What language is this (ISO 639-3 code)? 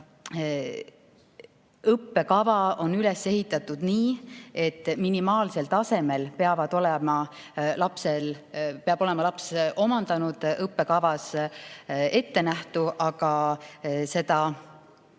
est